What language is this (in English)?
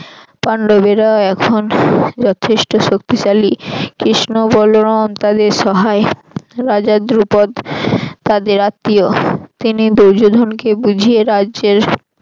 Bangla